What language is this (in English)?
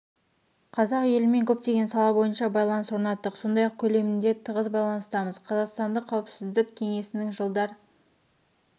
Kazakh